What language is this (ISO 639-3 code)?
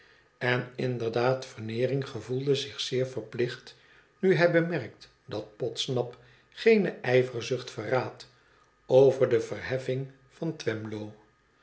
nld